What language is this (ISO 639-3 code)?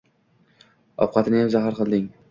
uzb